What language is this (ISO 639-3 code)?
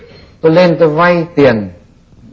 vie